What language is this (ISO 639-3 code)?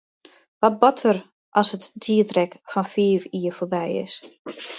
fry